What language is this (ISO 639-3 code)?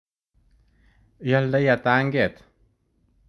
kln